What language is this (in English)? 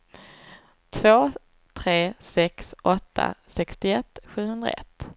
Swedish